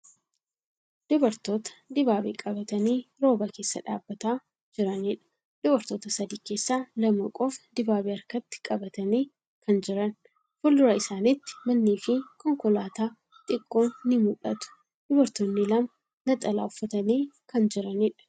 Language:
Oromo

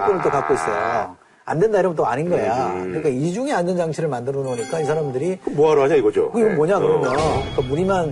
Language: Korean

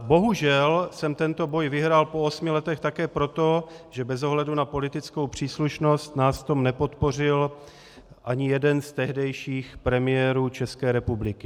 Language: Czech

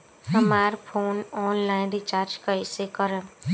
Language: Bhojpuri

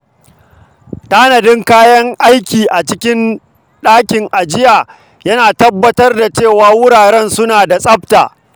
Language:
Hausa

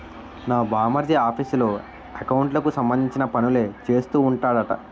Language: Telugu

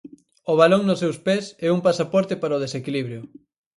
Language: Galician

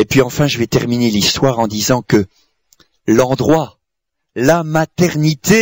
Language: French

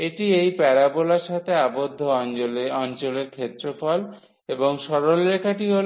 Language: Bangla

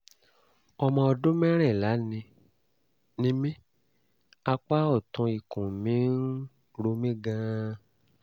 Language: Yoruba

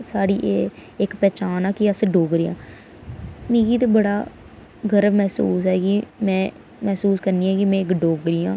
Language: Dogri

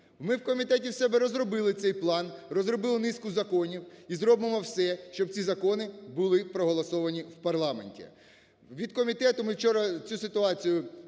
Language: Ukrainian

